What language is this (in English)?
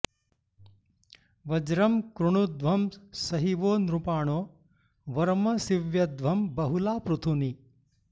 Sanskrit